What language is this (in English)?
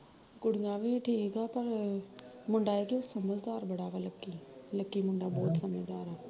Punjabi